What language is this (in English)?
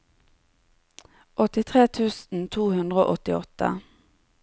Norwegian